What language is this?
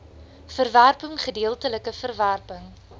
Afrikaans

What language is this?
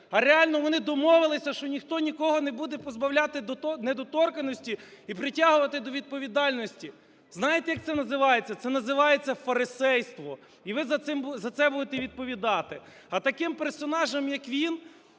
Ukrainian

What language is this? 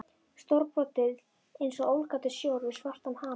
Icelandic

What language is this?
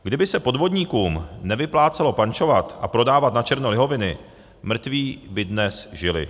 Czech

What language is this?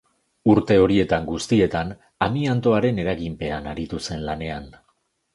Basque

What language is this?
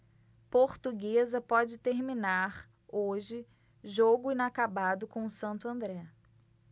Portuguese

